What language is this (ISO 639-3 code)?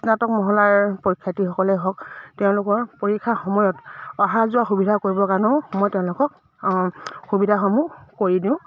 asm